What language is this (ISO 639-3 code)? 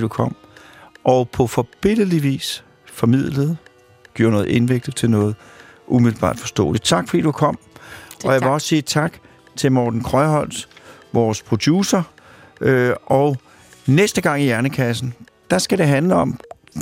dan